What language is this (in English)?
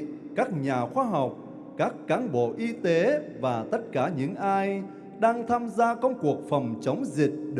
Vietnamese